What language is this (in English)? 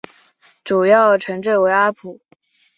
Chinese